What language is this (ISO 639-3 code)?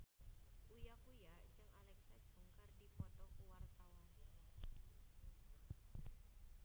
sun